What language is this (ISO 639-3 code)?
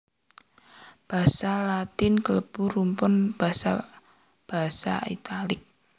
jav